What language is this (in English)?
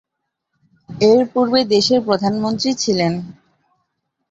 Bangla